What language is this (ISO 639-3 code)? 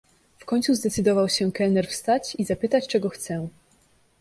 pol